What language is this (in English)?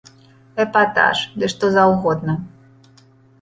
Belarusian